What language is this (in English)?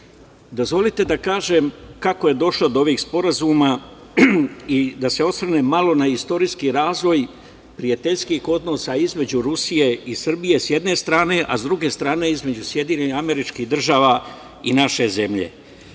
Serbian